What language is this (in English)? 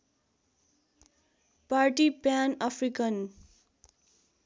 Nepali